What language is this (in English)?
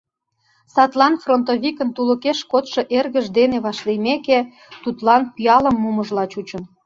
Mari